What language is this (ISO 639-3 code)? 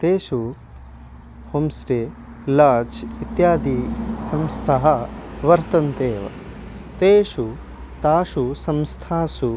san